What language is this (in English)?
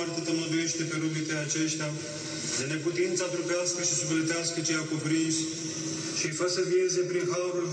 Romanian